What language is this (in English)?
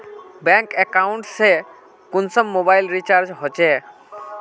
Magahi